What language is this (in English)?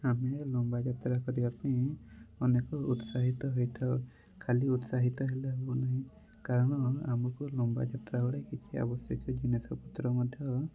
Odia